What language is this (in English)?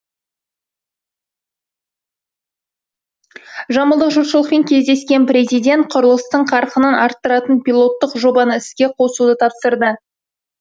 Kazakh